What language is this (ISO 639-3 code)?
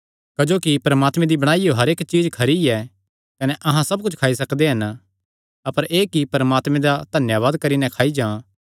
xnr